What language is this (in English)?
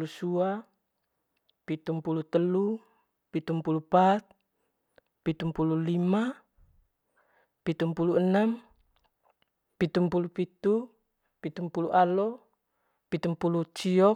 Manggarai